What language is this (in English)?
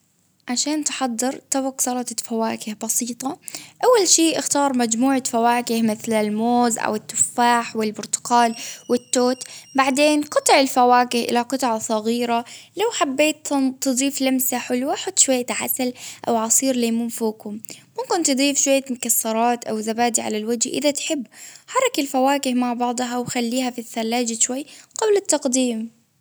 Baharna Arabic